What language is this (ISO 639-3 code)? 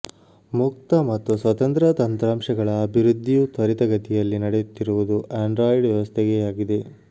kan